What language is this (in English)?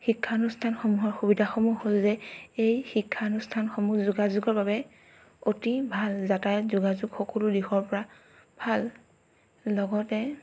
Assamese